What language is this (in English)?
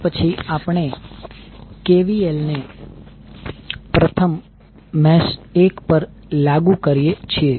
Gujarati